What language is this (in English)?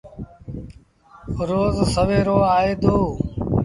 Sindhi Bhil